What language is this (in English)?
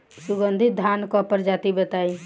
Bhojpuri